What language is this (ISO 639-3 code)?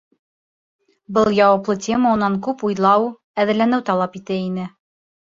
bak